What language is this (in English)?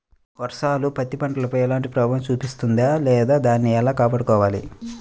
Telugu